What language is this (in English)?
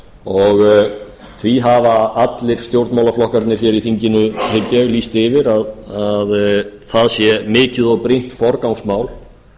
Icelandic